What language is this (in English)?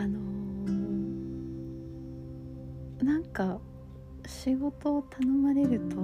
Japanese